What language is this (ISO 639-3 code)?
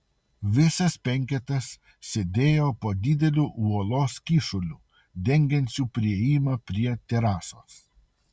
lit